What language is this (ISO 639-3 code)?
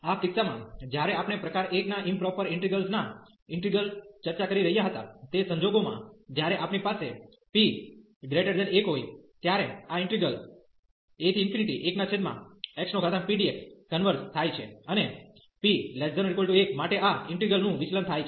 guj